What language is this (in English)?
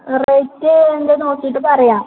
Malayalam